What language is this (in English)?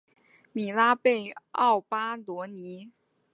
Chinese